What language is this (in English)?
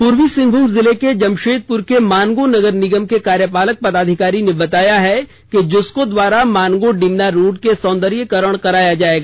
Hindi